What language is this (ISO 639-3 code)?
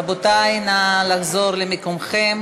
heb